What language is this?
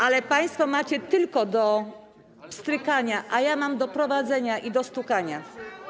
Polish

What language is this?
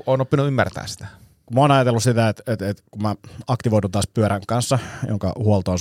Finnish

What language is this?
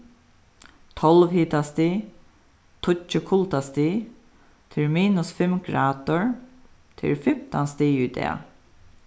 Faroese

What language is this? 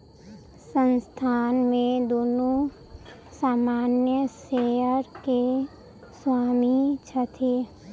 Maithili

